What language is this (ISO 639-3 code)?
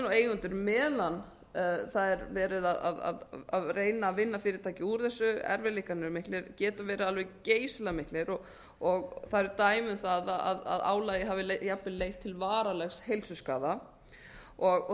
isl